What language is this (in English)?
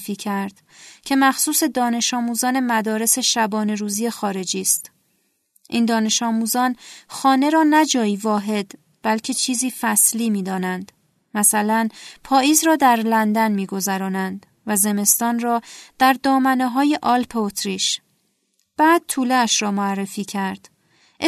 Persian